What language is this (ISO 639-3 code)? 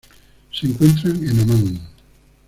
spa